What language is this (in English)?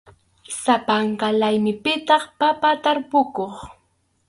Arequipa-La Unión Quechua